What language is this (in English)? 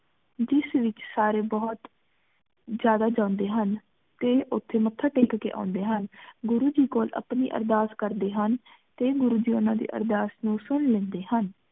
Punjabi